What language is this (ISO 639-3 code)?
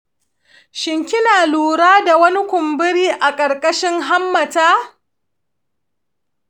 hau